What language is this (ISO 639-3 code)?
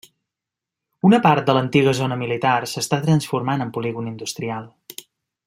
cat